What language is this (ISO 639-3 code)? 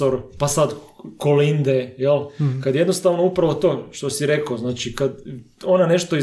hrv